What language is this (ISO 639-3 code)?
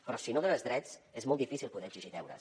cat